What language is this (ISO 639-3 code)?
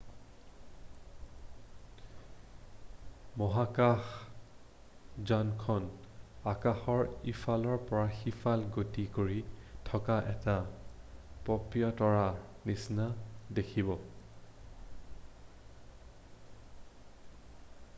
asm